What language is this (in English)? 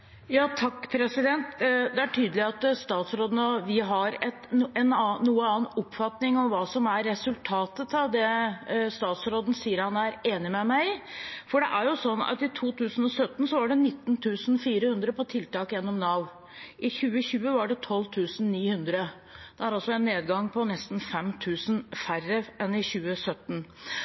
Norwegian Bokmål